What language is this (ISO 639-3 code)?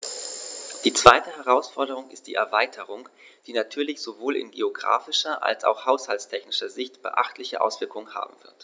deu